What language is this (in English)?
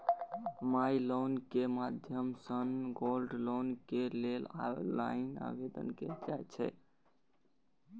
Maithili